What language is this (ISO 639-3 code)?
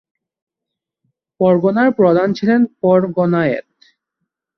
ben